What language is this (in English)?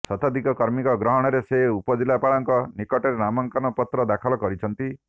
Odia